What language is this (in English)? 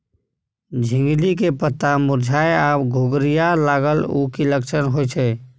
Maithili